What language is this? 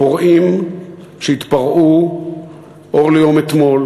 Hebrew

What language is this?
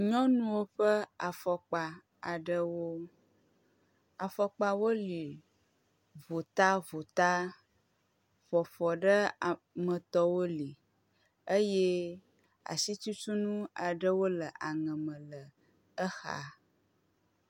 Ewe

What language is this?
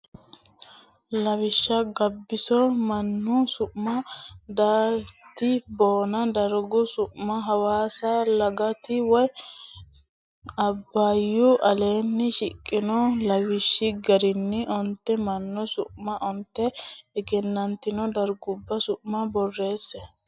Sidamo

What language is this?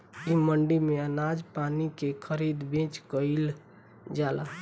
Bhojpuri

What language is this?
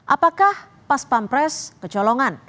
Indonesian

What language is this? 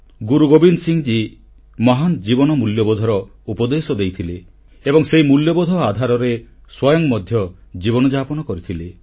Odia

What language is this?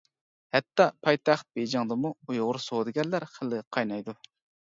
Uyghur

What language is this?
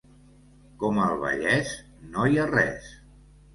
Catalan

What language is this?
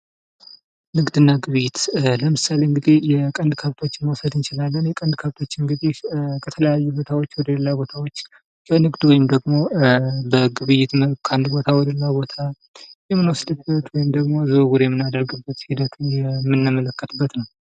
Amharic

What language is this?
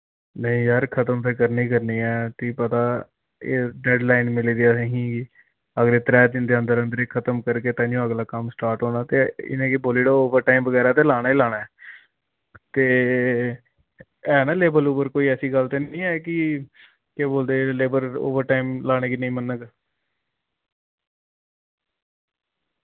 Dogri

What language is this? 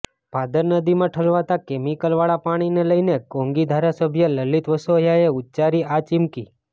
Gujarati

